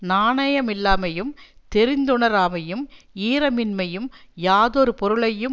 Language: Tamil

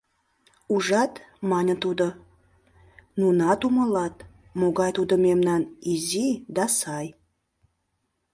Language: Mari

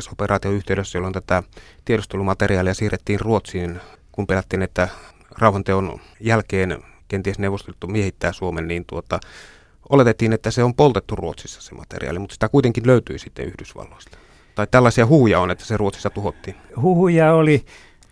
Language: Finnish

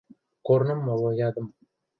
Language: Western Mari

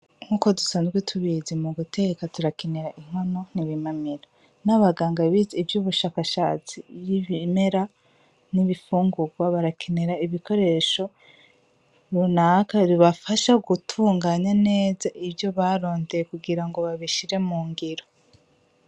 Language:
Rundi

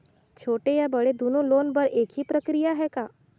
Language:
Chhattisgarhi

